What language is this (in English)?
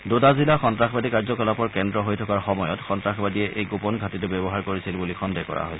Assamese